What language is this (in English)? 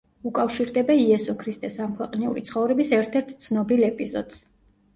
Georgian